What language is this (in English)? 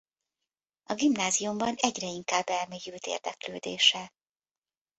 Hungarian